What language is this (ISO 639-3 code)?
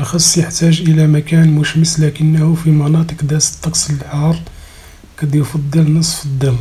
ara